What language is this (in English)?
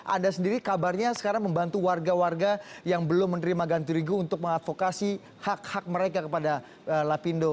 Indonesian